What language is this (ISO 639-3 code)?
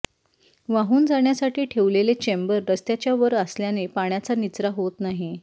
mar